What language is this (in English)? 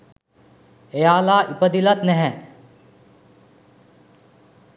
Sinhala